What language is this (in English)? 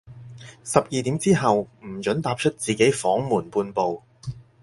Cantonese